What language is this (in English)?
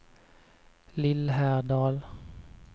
Swedish